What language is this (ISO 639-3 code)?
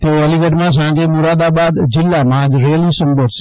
guj